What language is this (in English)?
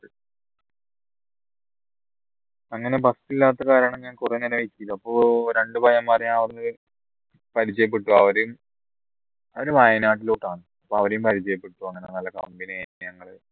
Malayalam